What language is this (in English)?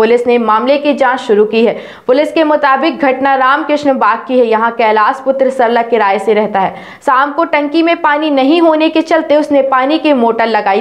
Hindi